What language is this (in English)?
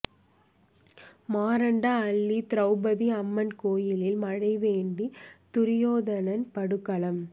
Tamil